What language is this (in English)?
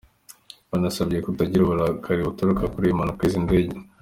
Kinyarwanda